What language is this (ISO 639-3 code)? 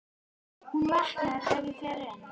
isl